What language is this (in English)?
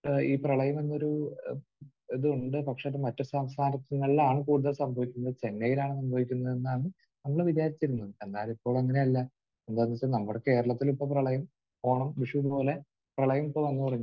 Malayalam